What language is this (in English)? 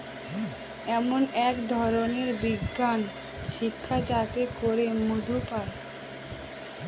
Bangla